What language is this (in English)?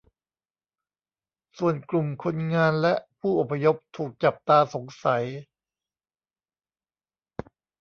Thai